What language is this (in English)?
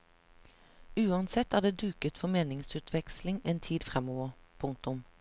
Norwegian